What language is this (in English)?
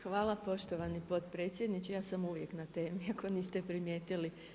Croatian